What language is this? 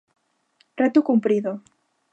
Galician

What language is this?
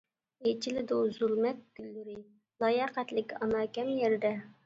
Uyghur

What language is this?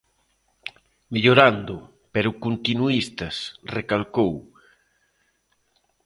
Galician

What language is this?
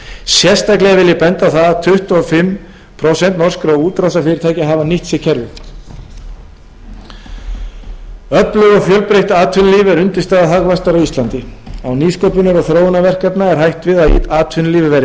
Icelandic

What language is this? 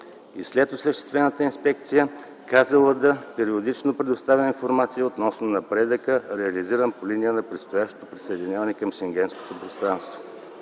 Bulgarian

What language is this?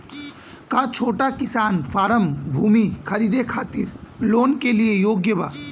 Bhojpuri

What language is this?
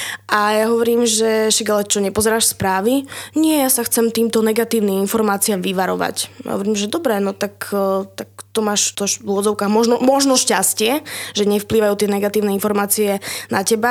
Slovak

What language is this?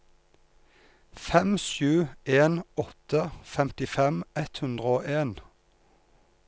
Norwegian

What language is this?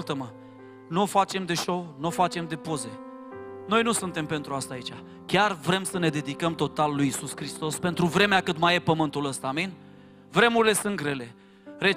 Romanian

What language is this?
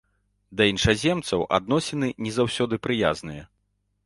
Belarusian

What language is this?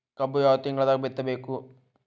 Kannada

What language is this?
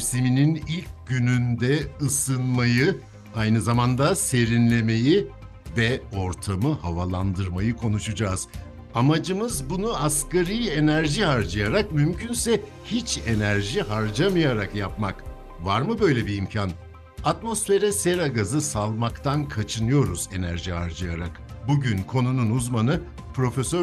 Turkish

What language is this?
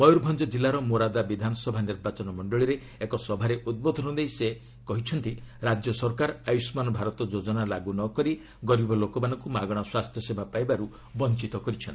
Odia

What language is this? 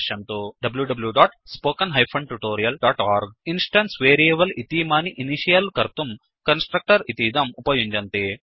Sanskrit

